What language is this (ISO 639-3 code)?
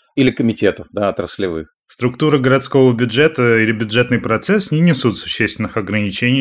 rus